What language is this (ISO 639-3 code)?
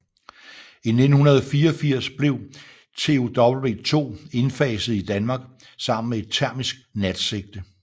dan